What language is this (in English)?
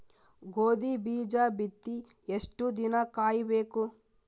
Kannada